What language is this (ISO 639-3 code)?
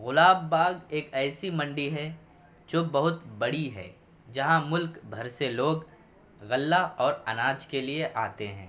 urd